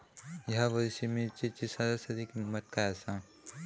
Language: Marathi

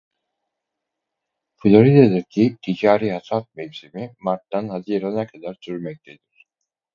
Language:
Turkish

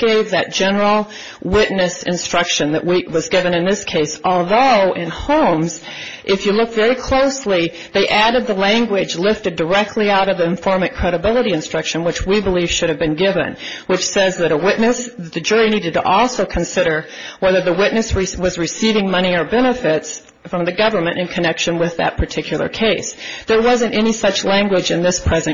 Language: English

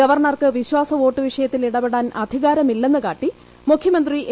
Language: Malayalam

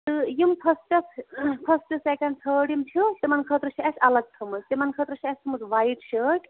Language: Kashmiri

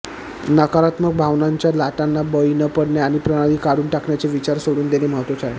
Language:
Marathi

